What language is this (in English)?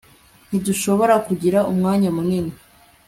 Kinyarwanda